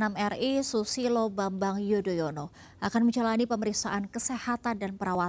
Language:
Indonesian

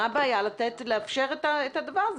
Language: Hebrew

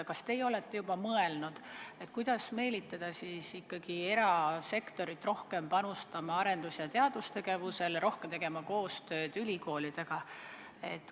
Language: Estonian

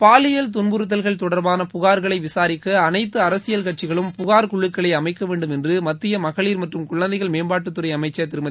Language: Tamil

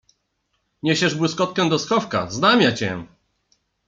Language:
Polish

